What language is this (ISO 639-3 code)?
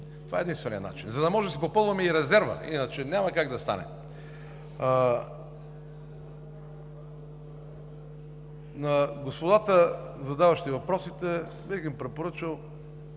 bul